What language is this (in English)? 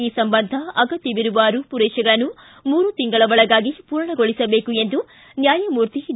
Kannada